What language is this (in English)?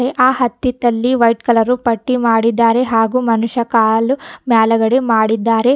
Kannada